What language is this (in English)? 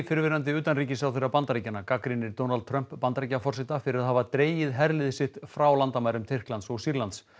Icelandic